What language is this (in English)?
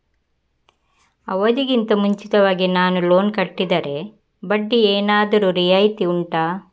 Kannada